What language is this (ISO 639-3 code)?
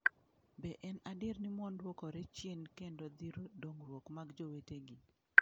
luo